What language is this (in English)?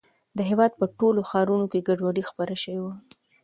Pashto